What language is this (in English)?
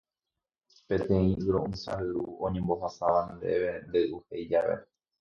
Guarani